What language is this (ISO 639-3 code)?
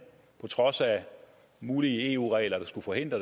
dan